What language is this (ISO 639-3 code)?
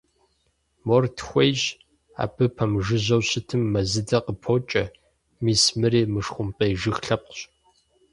kbd